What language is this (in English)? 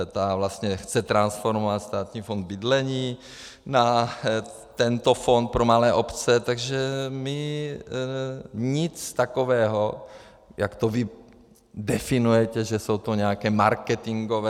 Czech